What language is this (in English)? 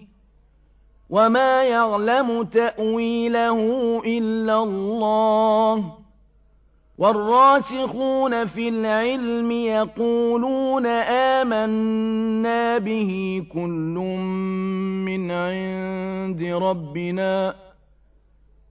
Arabic